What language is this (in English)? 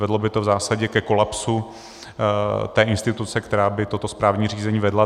Czech